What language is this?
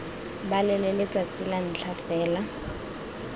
Tswana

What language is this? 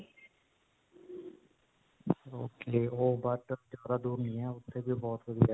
Punjabi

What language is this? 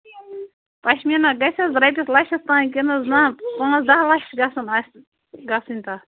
Kashmiri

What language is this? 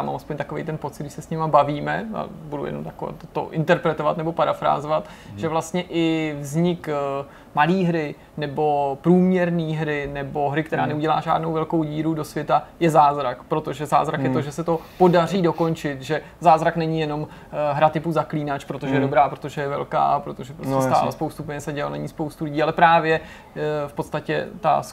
Czech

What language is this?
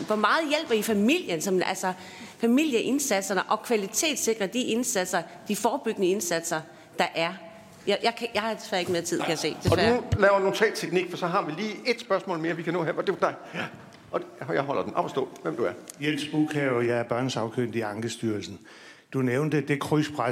Danish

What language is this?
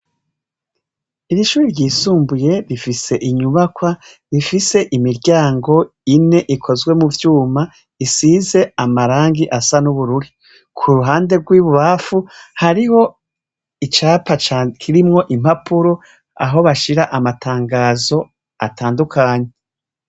Rundi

